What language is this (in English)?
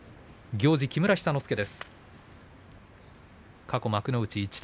Japanese